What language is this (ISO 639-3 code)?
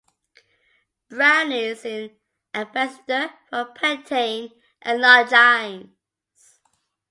eng